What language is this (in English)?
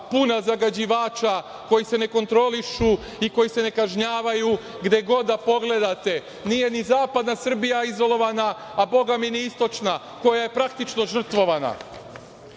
Serbian